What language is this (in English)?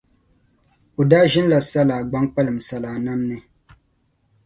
Dagbani